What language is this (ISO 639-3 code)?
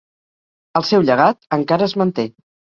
cat